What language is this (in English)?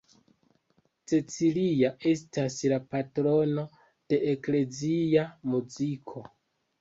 Esperanto